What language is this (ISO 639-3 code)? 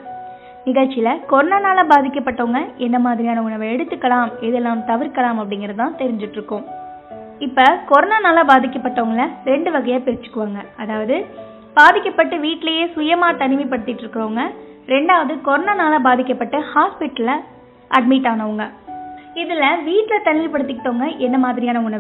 tam